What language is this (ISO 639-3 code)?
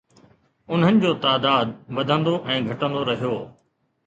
snd